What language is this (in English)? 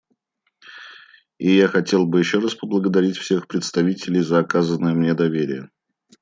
Russian